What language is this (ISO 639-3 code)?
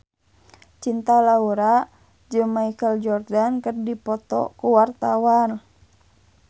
sun